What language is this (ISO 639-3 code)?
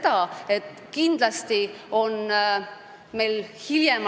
est